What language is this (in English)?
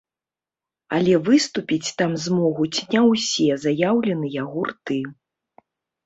Belarusian